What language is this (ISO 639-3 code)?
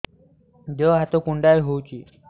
ori